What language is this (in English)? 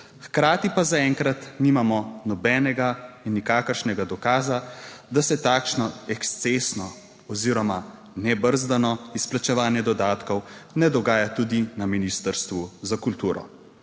Slovenian